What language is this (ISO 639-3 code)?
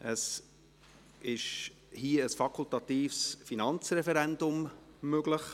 gsw